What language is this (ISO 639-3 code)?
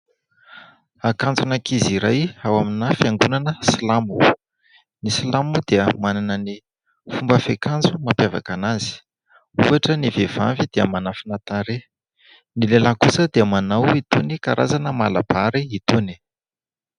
mlg